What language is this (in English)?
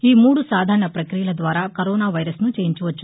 Telugu